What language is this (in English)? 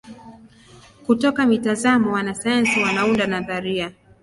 Swahili